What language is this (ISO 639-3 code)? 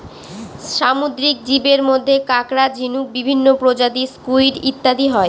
ben